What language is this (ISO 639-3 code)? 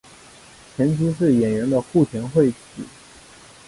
zho